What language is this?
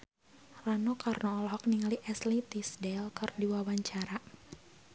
Sundanese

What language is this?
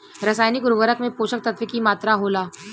Bhojpuri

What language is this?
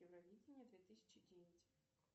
Russian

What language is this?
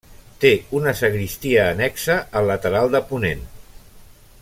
Catalan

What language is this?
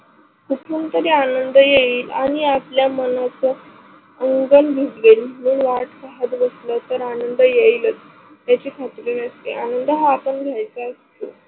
Marathi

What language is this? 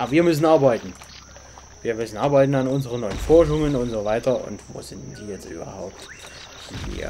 German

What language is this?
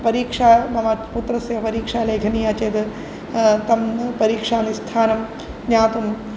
Sanskrit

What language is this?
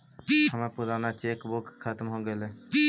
Magahi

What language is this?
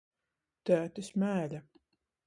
Latgalian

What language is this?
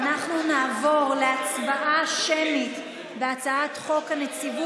Hebrew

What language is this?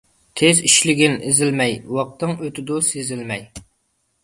Uyghur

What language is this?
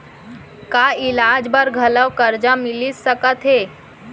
Chhattisgarhi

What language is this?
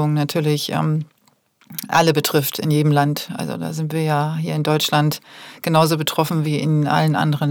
German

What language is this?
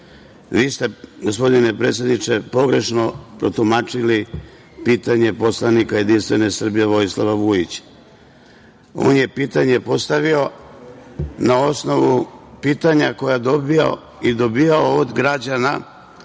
Serbian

